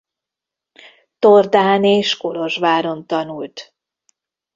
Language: Hungarian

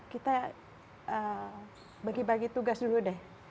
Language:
Indonesian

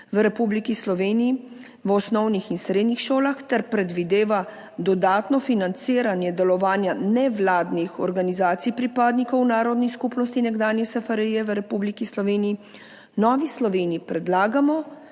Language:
Slovenian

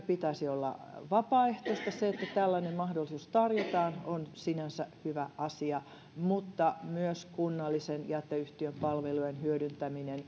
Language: Finnish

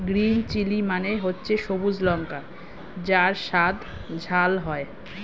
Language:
Bangla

